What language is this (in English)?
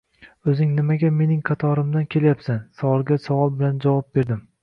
Uzbek